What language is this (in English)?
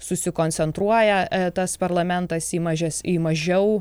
Lithuanian